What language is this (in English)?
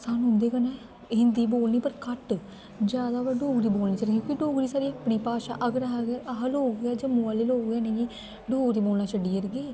Dogri